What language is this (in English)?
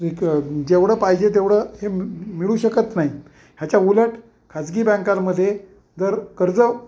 Marathi